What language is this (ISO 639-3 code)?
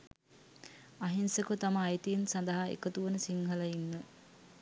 sin